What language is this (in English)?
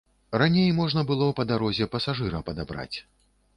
Belarusian